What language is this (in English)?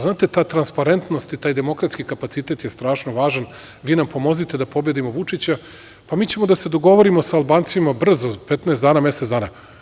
Serbian